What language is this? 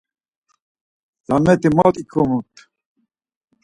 Laz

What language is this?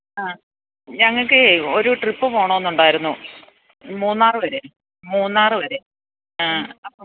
Malayalam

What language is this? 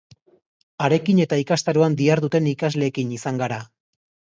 Basque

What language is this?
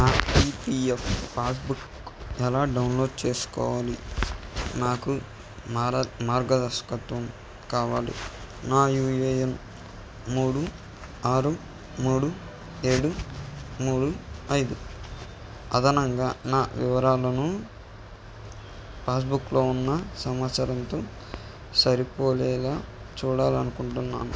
Telugu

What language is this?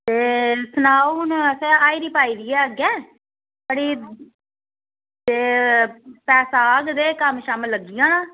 Dogri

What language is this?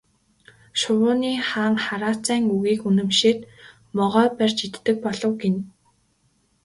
Mongolian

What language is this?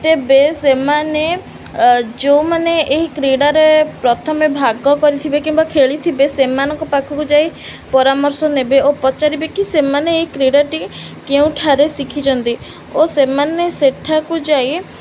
Odia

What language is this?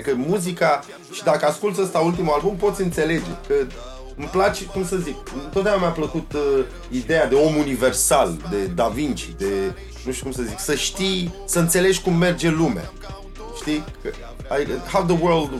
Romanian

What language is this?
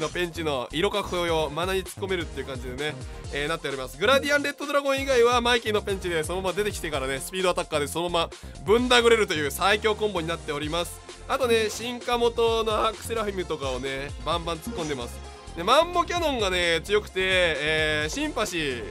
Japanese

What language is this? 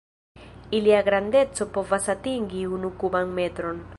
Esperanto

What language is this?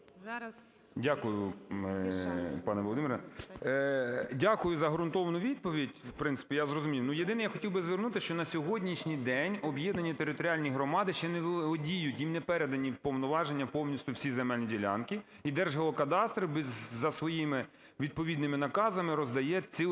Ukrainian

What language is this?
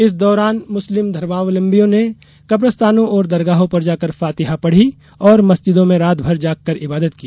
Hindi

